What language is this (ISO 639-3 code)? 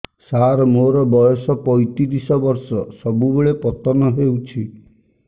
ori